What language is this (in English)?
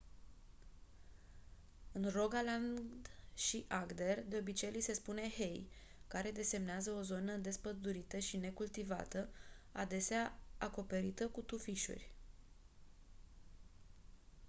Romanian